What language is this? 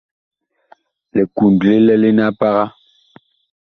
Bakoko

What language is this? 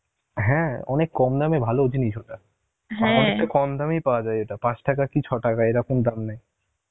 Bangla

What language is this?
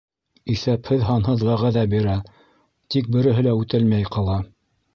Bashkir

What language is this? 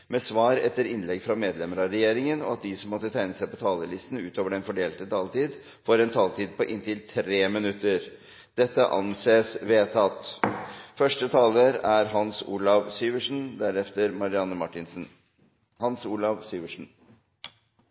Norwegian Bokmål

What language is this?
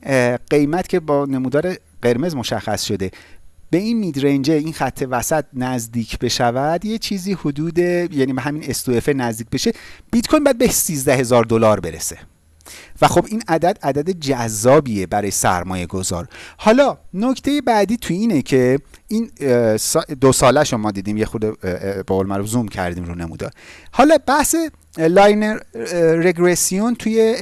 Persian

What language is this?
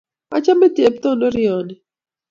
Kalenjin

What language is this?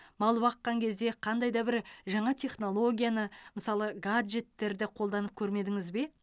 Kazakh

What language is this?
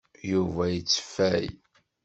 Kabyle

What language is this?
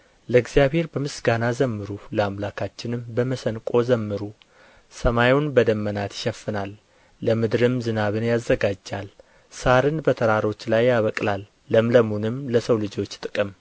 Amharic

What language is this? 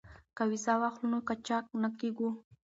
Pashto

